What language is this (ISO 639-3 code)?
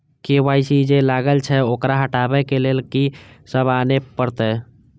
mai